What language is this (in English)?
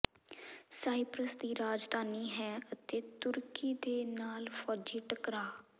Punjabi